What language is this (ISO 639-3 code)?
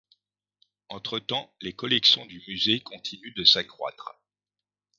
fra